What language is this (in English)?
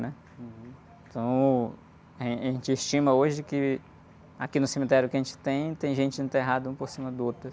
Portuguese